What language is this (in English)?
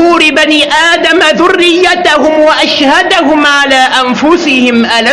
Arabic